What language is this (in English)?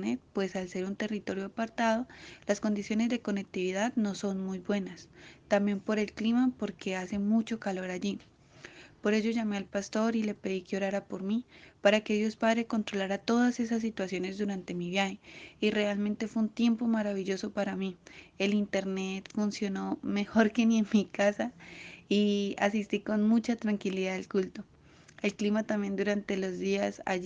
Spanish